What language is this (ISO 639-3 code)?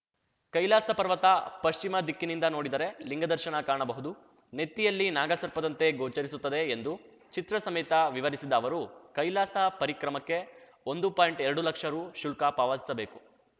kan